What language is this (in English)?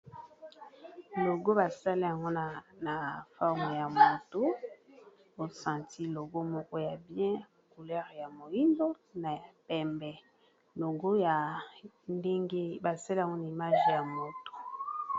Lingala